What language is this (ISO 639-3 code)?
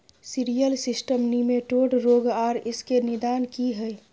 mai